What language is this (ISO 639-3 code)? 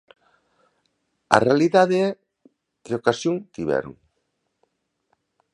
glg